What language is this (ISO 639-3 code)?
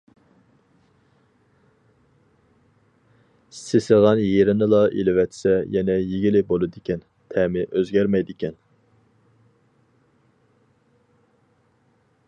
uig